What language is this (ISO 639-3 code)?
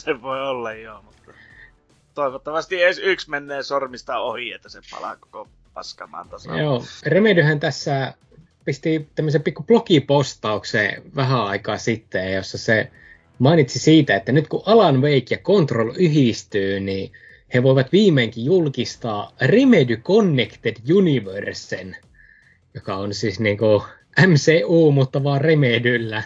fin